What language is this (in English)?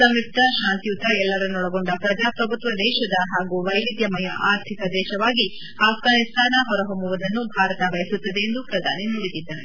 Kannada